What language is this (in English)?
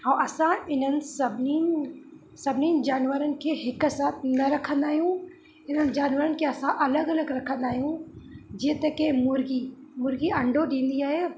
Sindhi